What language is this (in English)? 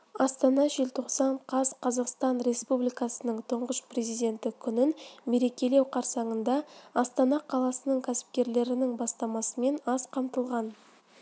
Kazakh